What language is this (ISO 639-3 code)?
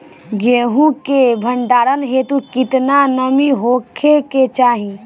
bho